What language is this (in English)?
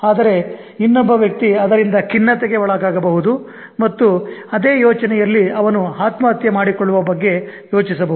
Kannada